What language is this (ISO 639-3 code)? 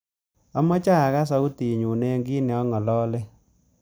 kln